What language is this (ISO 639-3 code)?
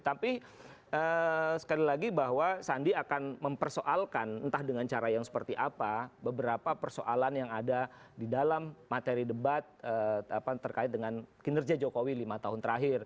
ind